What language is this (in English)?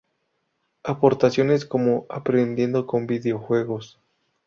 Spanish